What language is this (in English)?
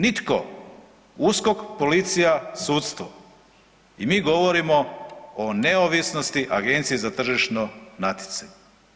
Croatian